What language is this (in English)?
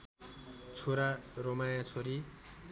Nepali